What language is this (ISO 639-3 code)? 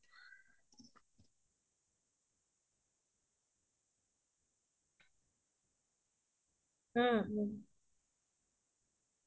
asm